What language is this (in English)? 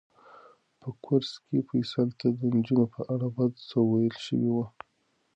Pashto